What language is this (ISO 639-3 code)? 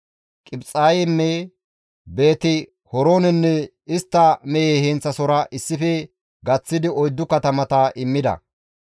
gmv